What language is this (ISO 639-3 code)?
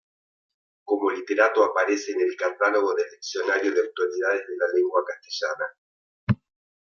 spa